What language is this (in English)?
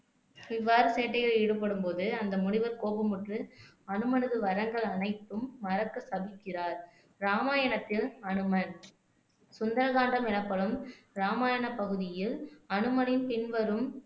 Tamil